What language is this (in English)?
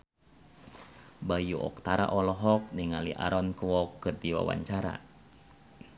Sundanese